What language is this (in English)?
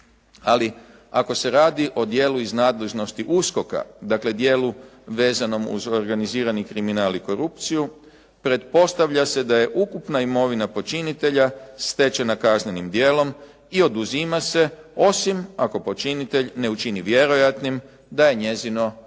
Croatian